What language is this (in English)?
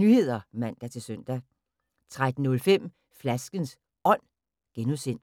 Danish